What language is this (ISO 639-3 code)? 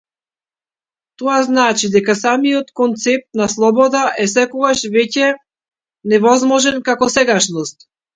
mkd